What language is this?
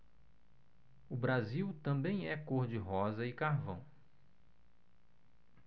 Portuguese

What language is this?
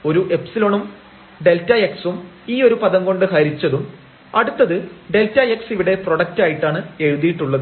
Malayalam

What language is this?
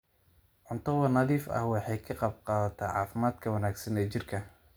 Somali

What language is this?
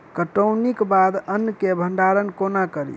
Maithili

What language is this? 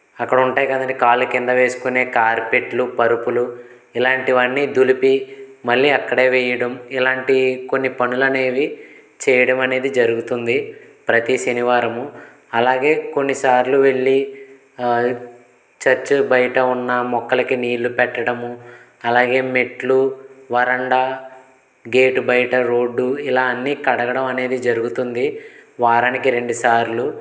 Telugu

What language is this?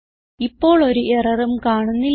Malayalam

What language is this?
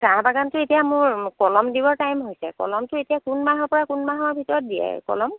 Assamese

